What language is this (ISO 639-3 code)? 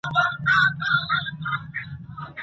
pus